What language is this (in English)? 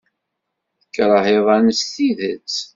Kabyle